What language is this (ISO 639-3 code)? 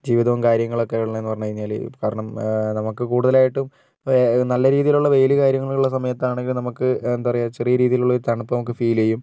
mal